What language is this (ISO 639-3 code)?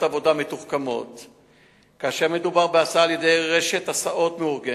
heb